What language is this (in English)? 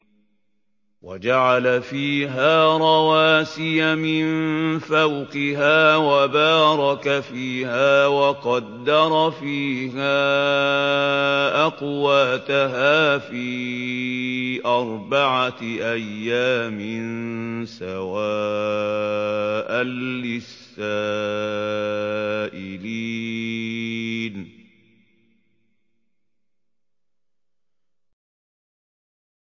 Arabic